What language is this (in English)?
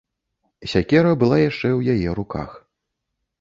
Belarusian